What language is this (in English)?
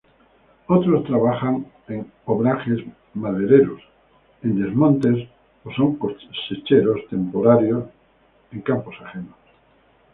Spanish